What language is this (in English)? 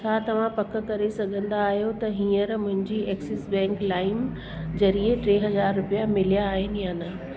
Sindhi